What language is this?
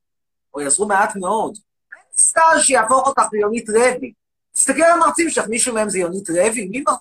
Hebrew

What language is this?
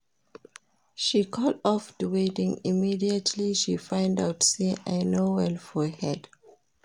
Nigerian Pidgin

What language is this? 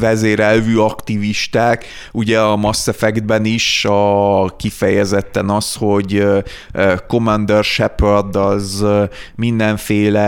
Hungarian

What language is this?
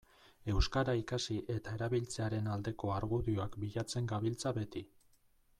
Basque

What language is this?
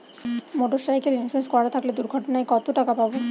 Bangla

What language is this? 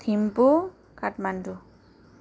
Nepali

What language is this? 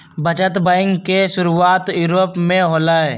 Magahi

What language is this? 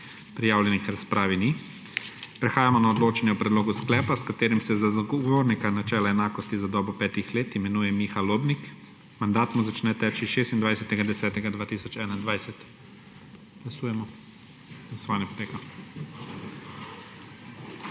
Slovenian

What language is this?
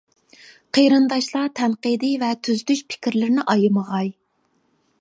Uyghur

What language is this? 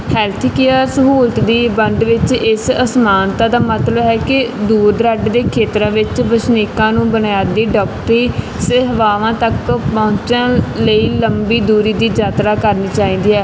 Punjabi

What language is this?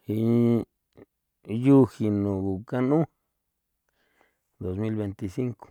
San Felipe Otlaltepec Popoloca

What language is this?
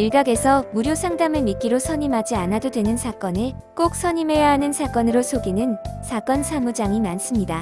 Korean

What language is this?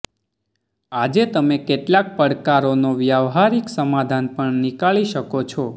Gujarati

